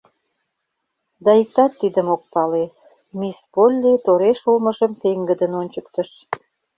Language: Mari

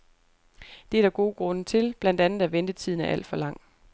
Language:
Danish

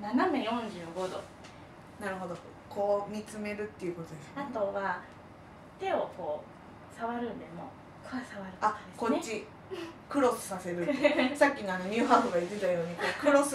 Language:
Japanese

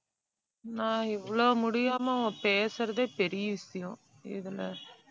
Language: Tamil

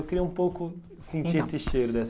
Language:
Portuguese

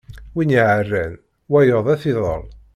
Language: Kabyle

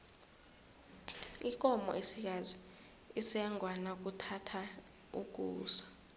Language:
South Ndebele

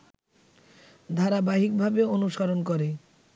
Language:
Bangla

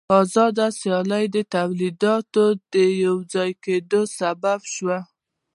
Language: Pashto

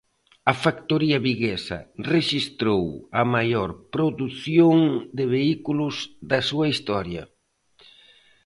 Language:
Galician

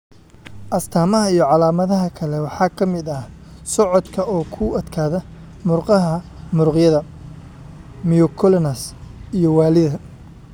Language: Somali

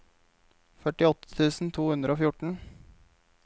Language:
Norwegian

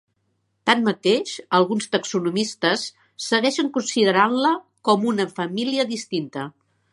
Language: Catalan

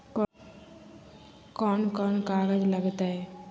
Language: Magahi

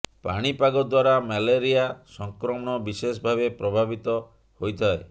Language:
Odia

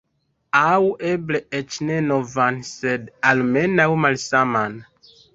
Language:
Esperanto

